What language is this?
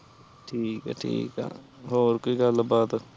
Punjabi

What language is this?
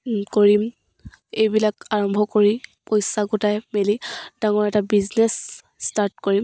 Assamese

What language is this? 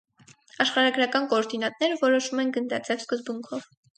Armenian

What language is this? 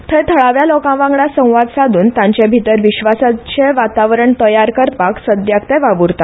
Konkani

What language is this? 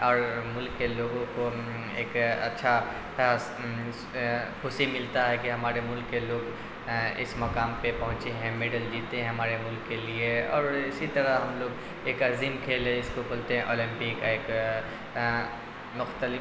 Urdu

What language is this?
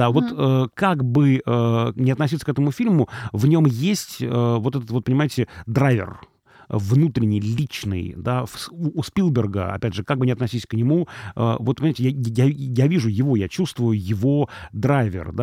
Russian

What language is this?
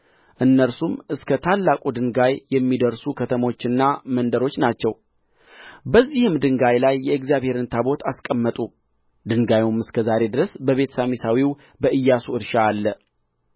Amharic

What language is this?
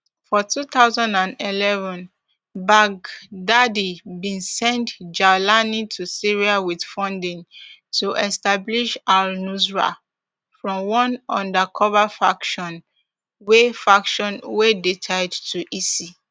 Nigerian Pidgin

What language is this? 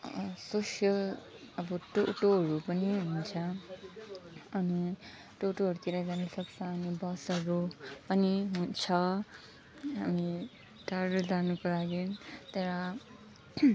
Nepali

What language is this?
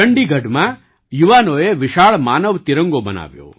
Gujarati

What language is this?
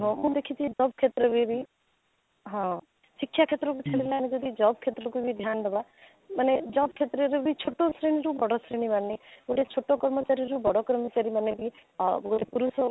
Odia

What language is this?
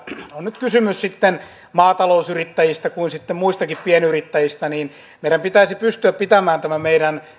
Finnish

